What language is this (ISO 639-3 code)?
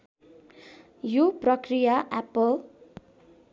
nep